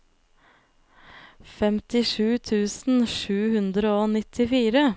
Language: Norwegian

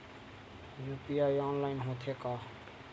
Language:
Chhattisgarhi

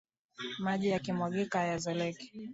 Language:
Swahili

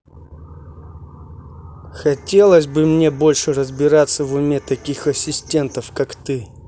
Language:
Russian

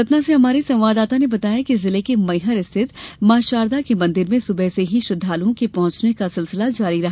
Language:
Hindi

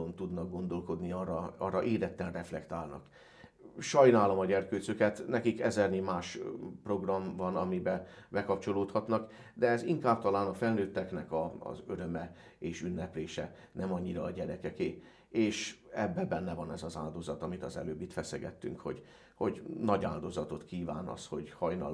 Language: Hungarian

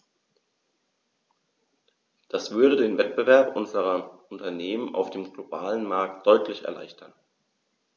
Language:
German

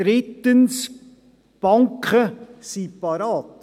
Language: Swiss German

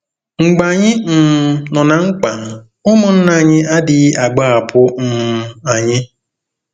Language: Igbo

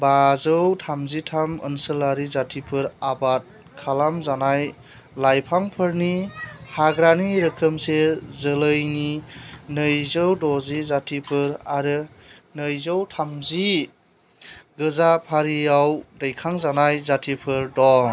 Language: Bodo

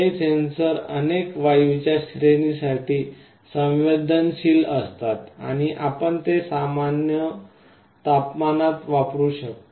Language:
Marathi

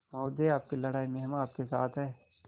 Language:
Hindi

